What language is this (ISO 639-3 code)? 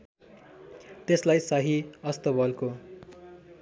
nep